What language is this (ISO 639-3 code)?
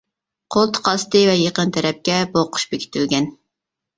uig